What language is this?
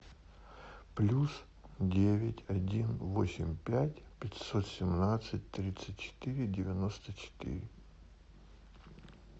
Russian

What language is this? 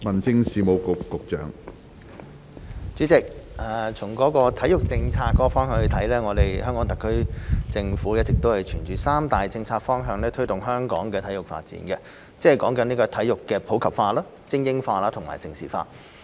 Cantonese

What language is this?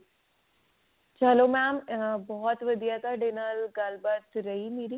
Punjabi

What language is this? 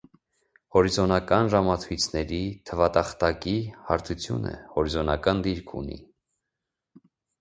Armenian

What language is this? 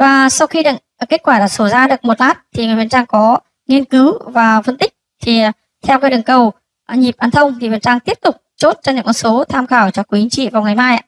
Vietnamese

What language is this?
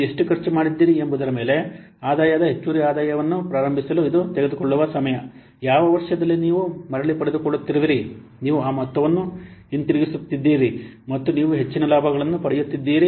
Kannada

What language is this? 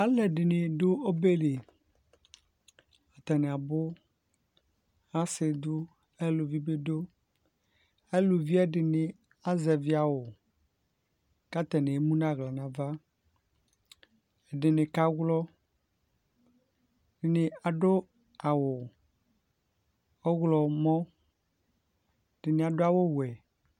Ikposo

